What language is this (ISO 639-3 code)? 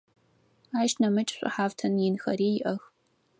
ady